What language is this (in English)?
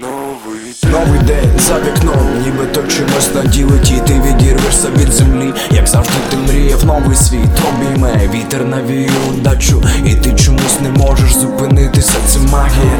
Ukrainian